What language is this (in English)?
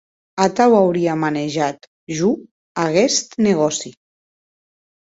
Occitan